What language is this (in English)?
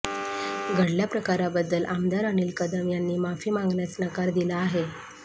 Marathi